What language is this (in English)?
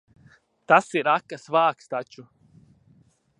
Latvian